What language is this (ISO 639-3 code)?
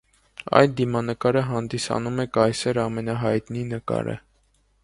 hye